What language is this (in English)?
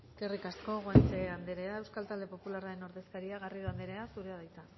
Basque